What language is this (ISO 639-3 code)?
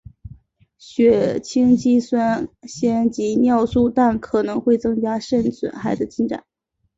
zho